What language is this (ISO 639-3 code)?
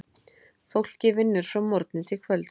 isl